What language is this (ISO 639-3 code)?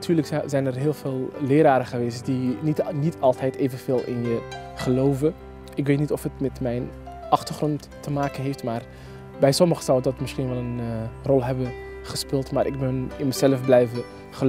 nld